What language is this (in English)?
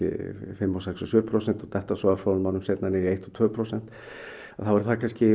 Icelandic